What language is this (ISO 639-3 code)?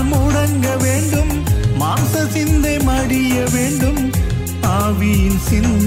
urd